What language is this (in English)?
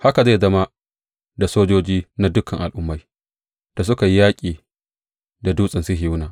Hausa